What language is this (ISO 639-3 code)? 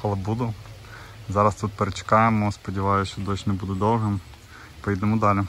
ukr